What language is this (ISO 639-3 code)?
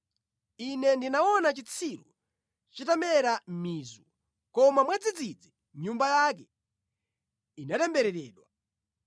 nya